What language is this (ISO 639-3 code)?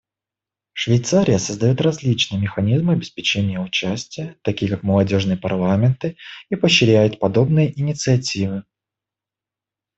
rus